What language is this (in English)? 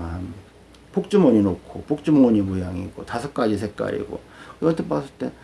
Korean